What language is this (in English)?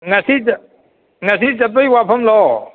Manipuri